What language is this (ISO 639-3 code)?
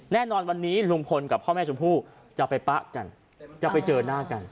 tha